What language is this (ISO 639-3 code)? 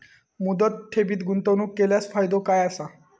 mar